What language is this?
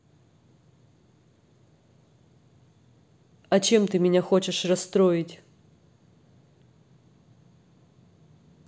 Russian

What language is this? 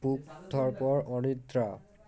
Bangla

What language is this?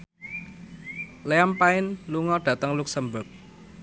Javanese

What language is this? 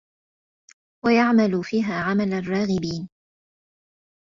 Arabic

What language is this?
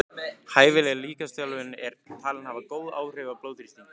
Icelandic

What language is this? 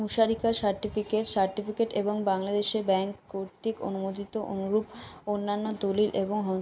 Bangla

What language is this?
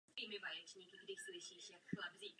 Czech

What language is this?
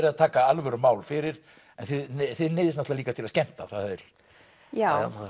Icelandic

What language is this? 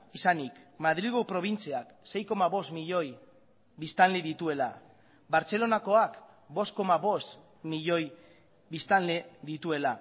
Basque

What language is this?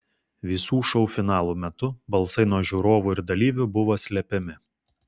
Lithuanian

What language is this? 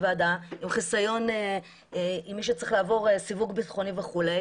Hebrew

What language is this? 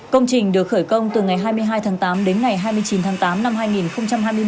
Vietnamese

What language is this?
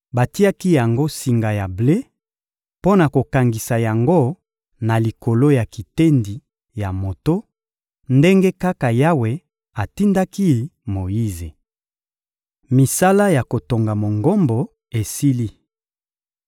Lingala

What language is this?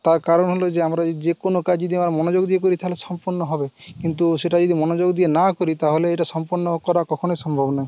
Bangla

